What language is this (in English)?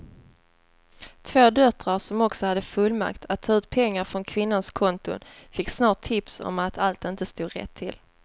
Swedish